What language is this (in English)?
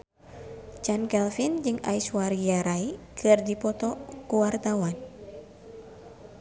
Sundanese